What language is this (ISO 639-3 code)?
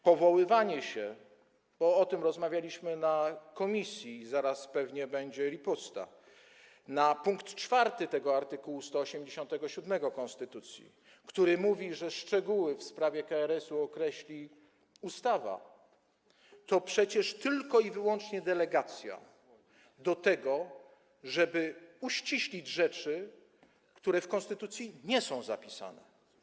pol